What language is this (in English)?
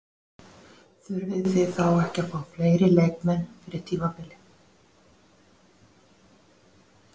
Icelandic